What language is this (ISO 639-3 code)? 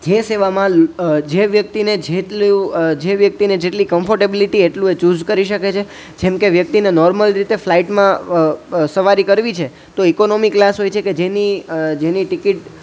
guj